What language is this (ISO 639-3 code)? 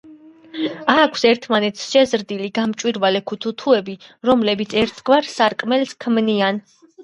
kat